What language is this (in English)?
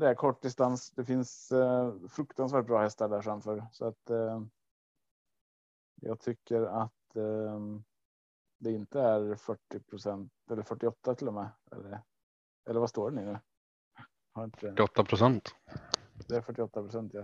Swedish